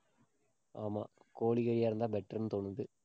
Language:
Tamil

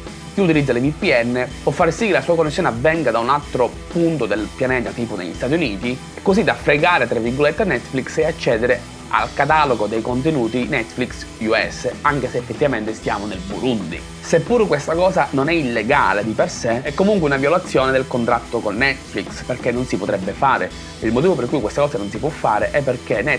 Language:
Italian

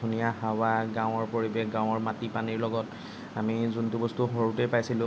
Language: Assamese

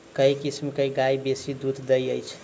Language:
Maithili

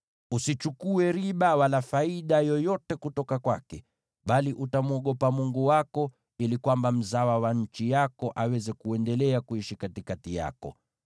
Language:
Swahili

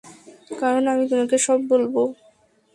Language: Bangla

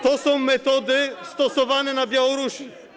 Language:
Polish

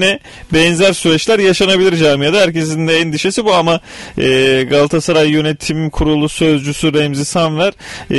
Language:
Turkish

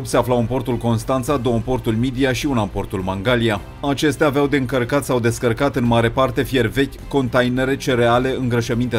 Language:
Romanian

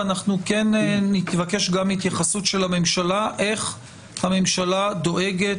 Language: Hebrew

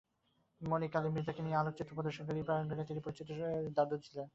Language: Bangla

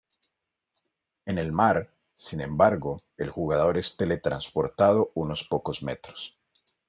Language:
Spanish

